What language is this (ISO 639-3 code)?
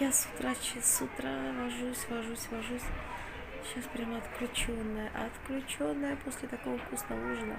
rus